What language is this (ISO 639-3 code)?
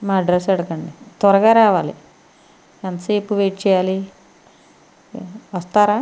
tel